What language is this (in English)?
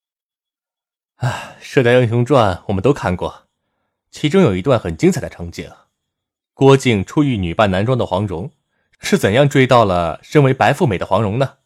Chinese